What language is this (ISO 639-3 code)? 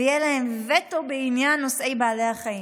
heb